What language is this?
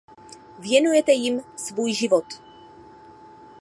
Czech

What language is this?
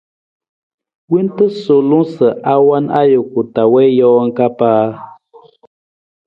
Nawdm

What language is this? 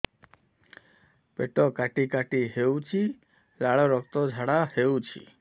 Odia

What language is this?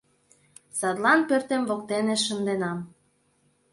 Mari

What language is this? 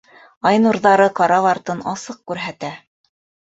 Bashkir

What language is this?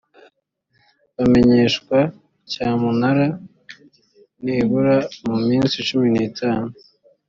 Kinyarwanda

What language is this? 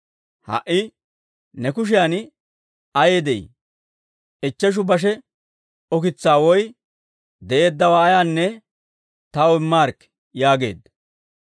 Dawro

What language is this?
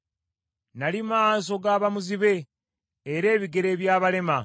Ganda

